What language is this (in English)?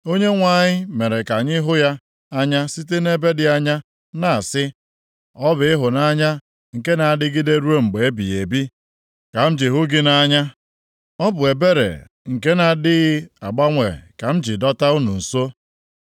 Igbo